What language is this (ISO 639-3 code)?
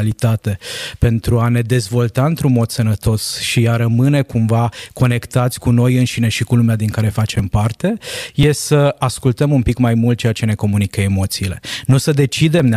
ron